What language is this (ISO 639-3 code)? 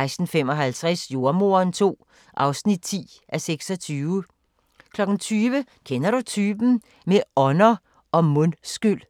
dan